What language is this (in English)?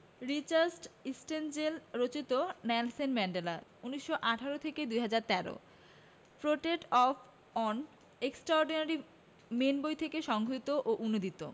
Bangla